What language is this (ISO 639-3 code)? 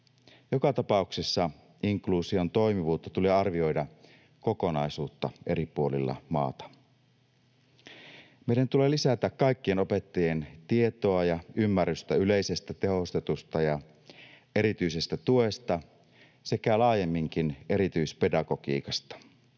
fin